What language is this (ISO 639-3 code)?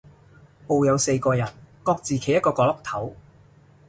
yue